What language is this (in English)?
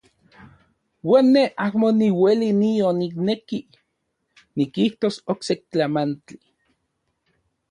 Central Puebla Nahuatl